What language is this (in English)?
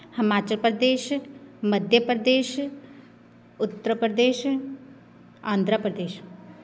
Punjabi